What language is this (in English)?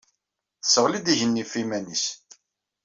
Kabyle